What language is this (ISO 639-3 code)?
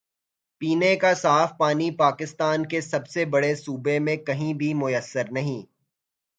urd